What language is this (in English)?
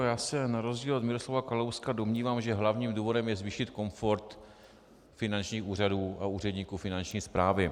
Czech